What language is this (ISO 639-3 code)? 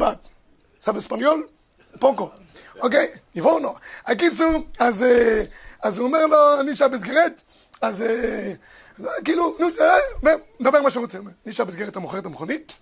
heb